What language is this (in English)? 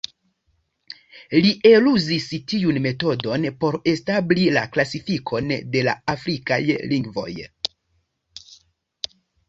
Esperanto